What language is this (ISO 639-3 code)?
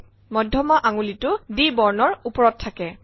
asm